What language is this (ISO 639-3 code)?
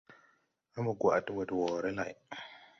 tui